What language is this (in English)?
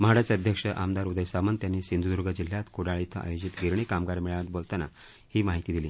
Marathi